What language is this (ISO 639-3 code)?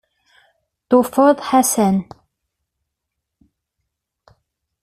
kab